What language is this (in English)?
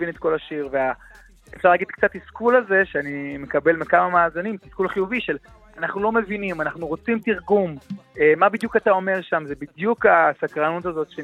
Hebrew